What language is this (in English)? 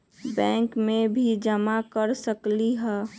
Magahi